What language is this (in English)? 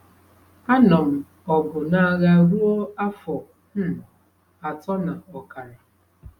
Igbo